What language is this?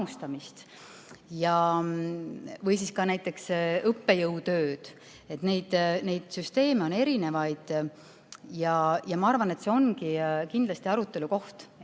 Estonian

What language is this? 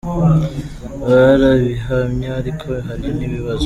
Kinyarwanda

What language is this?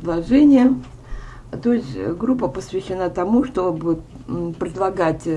Russian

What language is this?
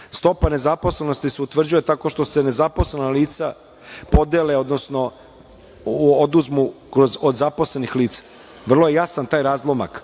Serbian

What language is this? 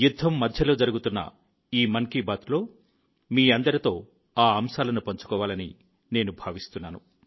Telugu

